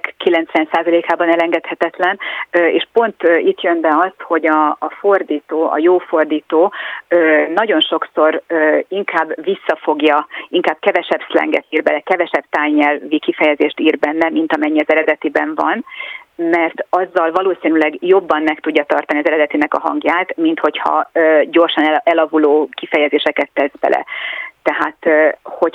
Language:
Hungarian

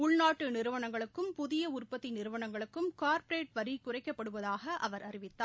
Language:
Tamil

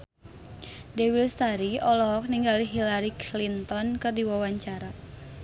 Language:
Sundanese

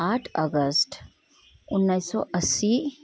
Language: Nepali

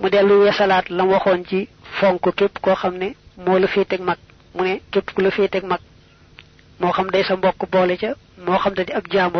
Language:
French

